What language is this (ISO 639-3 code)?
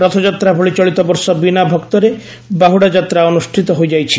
ori